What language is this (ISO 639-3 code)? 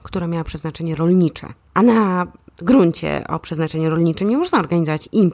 pol